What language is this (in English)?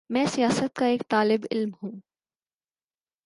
Urdu